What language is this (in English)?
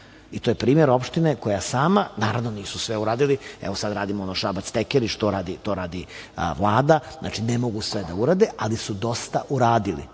Serbian